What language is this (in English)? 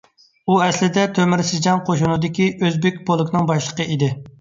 Uyghur